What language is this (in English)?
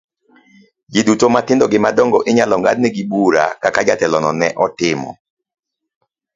Luo (Kenya and Tanzania)